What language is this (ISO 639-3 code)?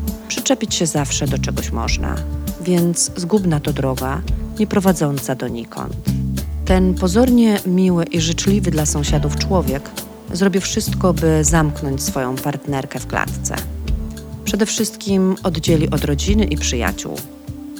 pol